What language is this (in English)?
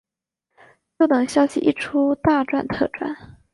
Chinese